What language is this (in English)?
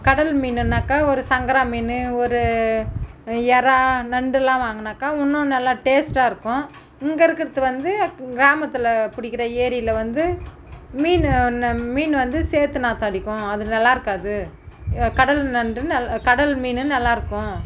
Tamil